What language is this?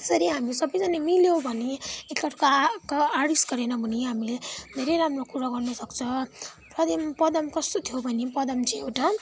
Nepali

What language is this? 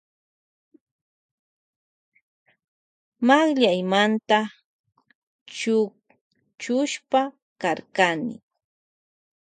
Loja Highland Quichua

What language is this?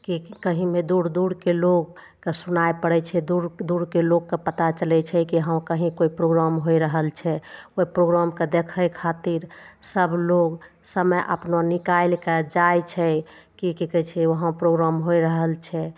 Maithili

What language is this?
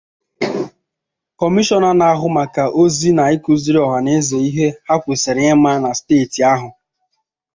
Igbo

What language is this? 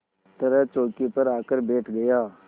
Hindi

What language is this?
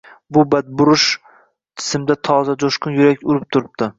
Uzbek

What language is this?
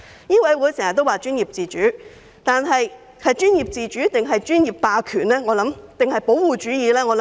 Cantonese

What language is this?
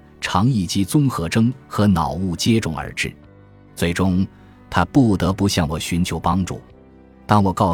Chinese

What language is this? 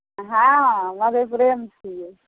Maithili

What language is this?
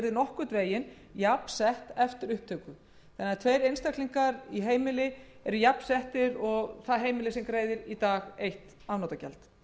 Icelandic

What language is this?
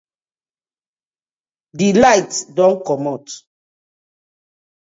Nigerian Pidgin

